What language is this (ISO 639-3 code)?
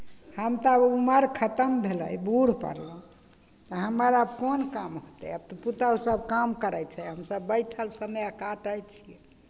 mai